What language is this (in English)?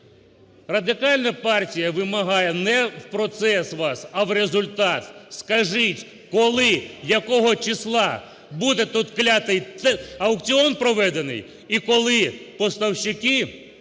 Ukrainian